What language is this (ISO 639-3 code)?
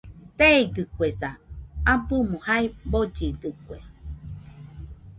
hux